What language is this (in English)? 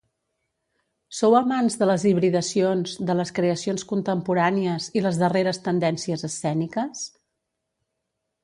Catalan